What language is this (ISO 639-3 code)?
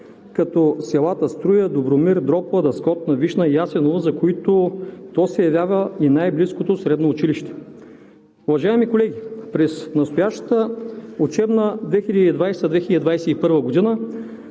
bul